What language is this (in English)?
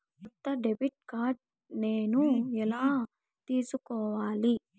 Telugu